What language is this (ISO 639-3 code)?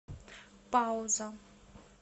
rus